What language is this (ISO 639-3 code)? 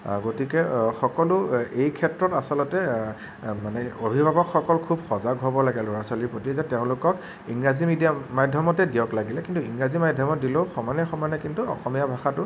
asm